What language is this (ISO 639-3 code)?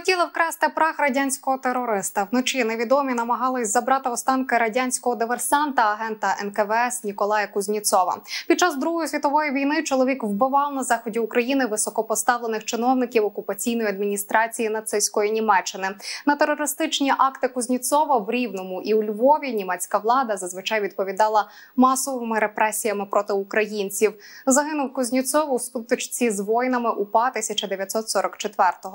ukr